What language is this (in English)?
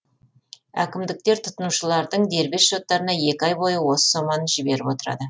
Kazakh